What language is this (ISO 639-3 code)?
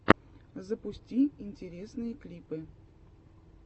rus